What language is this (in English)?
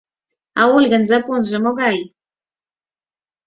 Mari